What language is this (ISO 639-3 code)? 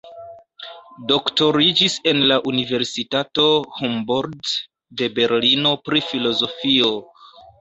epo